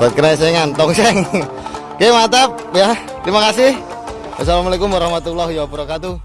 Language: Indonesian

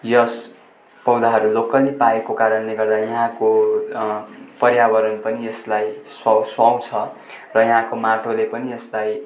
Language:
Nepali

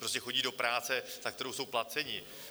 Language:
Czech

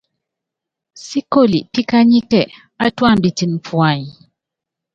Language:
Yangben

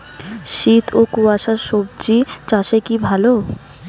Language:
Bangla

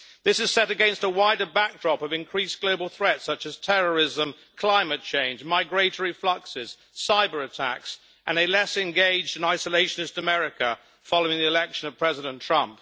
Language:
English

